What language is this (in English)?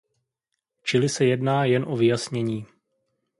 Czech